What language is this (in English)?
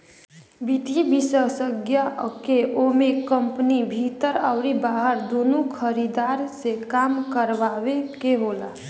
Bhojpuri